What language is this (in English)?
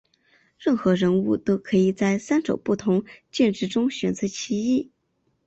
Chinese